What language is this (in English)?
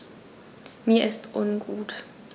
German